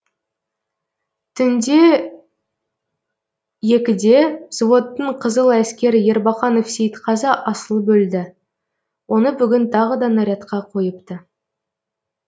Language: Kazakh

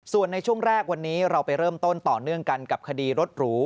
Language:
Thai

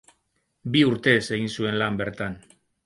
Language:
Basque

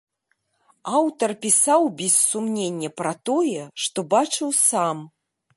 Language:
Belarusian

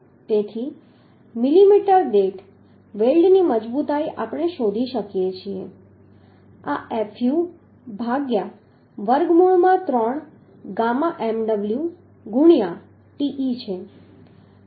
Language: Gujarati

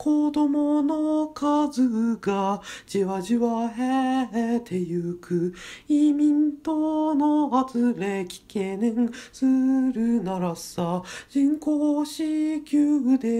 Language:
French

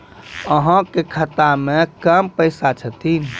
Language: Maithili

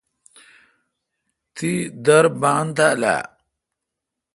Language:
Kalkoti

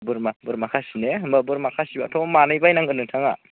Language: Bodo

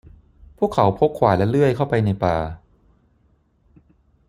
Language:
Thai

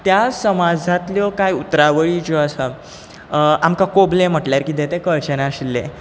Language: Konkani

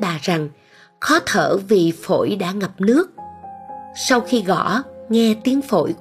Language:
Vietnamese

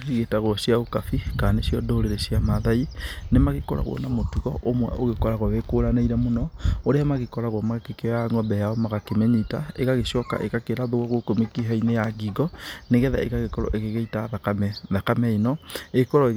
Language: Kikuyu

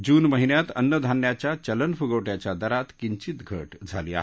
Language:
Marathi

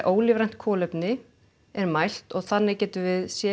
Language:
Icelandic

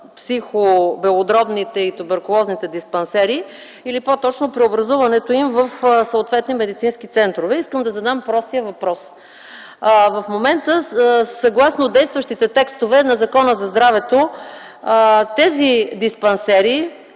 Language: Bulgarian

